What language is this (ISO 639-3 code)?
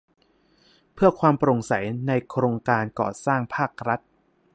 tha